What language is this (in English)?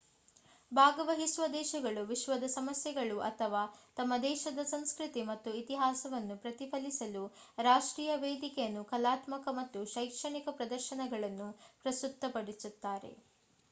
Kannada